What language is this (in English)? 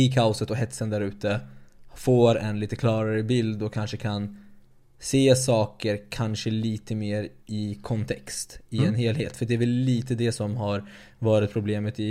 Swedish